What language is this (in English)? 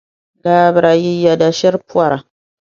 Dagbani